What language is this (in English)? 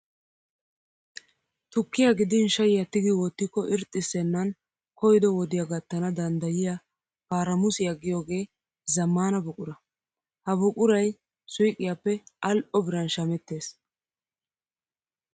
Wolaytta